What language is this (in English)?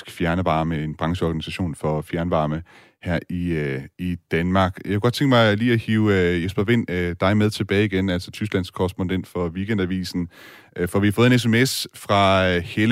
Danish